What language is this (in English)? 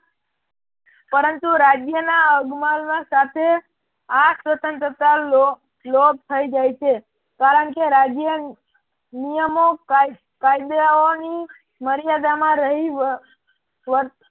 Gujarati